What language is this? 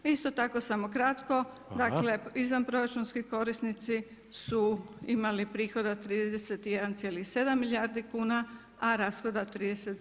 Croatian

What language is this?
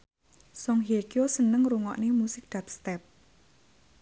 Javanese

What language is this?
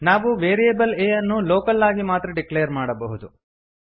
Kannada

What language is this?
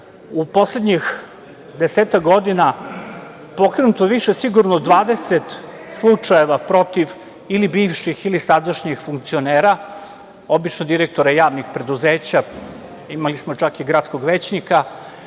Serbian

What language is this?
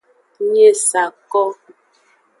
Aja (Benin)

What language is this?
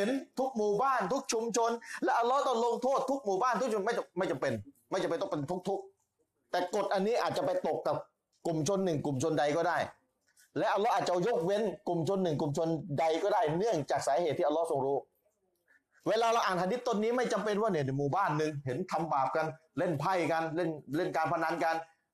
Thai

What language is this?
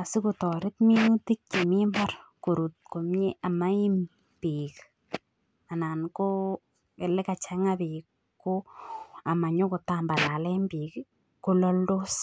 Kalenjin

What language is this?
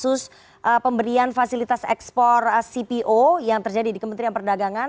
Indonesian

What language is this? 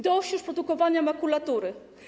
Polish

